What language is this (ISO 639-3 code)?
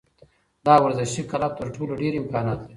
pus